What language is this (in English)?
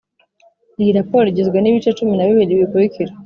Kinyarwanda